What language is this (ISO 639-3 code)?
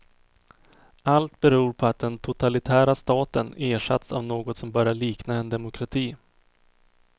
swe